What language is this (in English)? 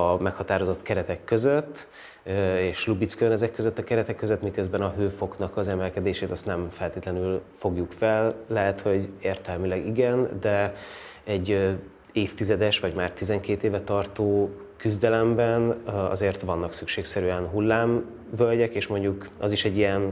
Hungarian